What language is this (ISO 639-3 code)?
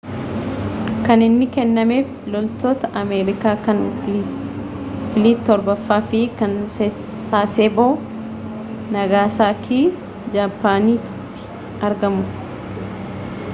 orm